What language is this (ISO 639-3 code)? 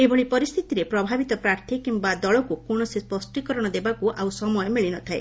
ori